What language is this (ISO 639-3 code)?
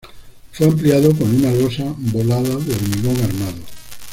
spa